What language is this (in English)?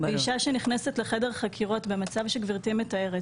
Hebrew